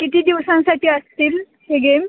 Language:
Marathi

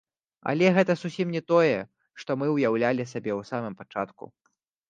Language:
Belarusian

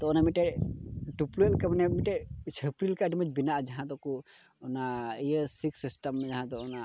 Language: Santali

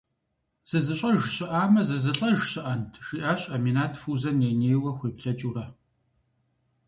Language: Kabardian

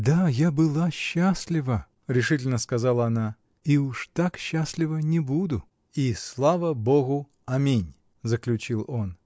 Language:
Russian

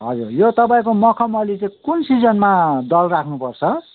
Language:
Nepali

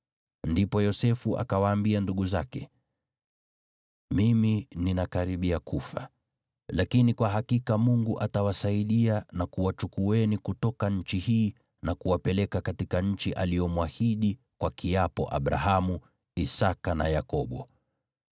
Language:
Swahili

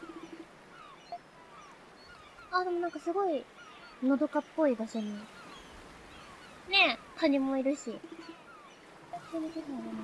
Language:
Japanese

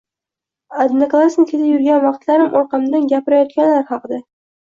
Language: Uzbek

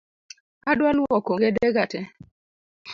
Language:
Luo (Kenya and Tanzania)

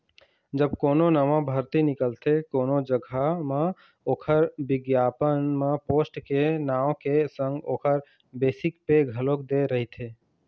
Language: Chhattisgarhi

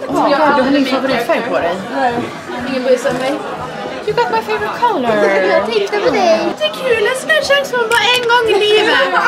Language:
Swedish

